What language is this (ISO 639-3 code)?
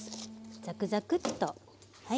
jpn